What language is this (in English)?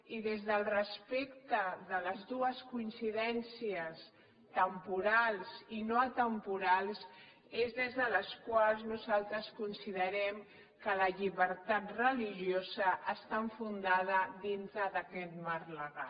Catalan